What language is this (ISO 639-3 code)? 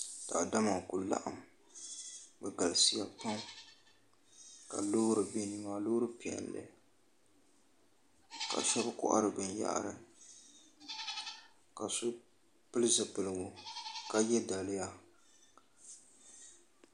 dag